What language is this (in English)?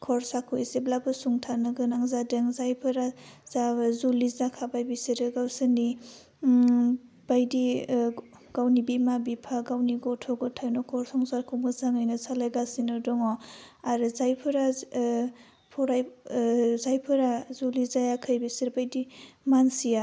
Bodo